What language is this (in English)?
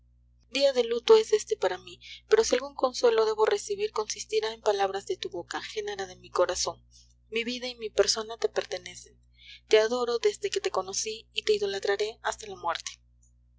Spanish